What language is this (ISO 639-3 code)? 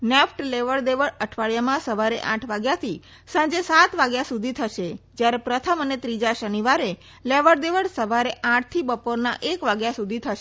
guj